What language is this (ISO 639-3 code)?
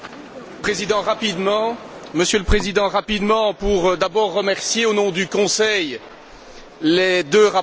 fra